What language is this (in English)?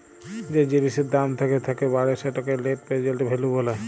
Bangla